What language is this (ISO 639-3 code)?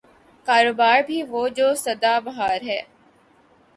urd